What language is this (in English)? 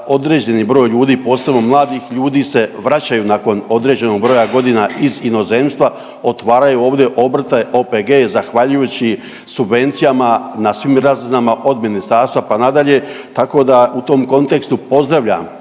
Croatian